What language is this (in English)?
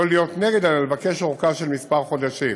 Hebrew